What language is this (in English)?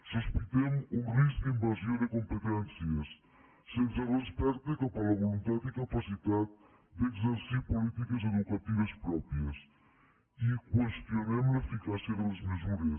Catalan